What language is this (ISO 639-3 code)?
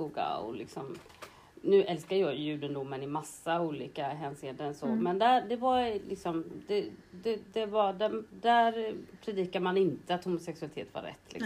swe